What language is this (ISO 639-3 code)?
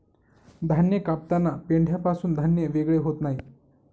mar